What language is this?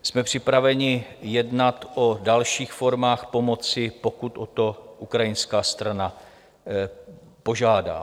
Czech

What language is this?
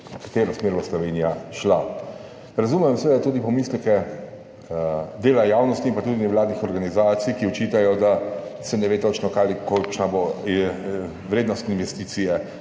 Slovenian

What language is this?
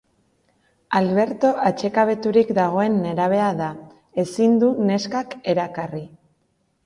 Basque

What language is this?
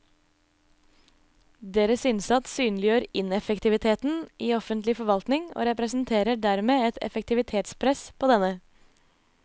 Norwegian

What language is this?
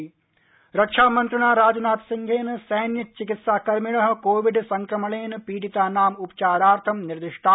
Sanskrit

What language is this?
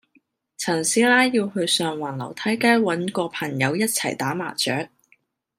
Cantonese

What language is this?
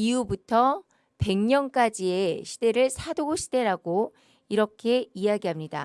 Korean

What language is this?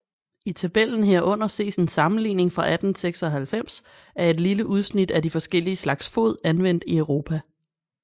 Danish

